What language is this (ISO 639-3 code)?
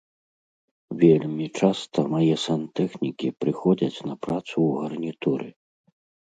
bel